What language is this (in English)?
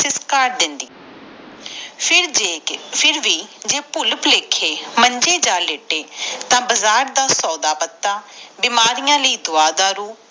Punjabi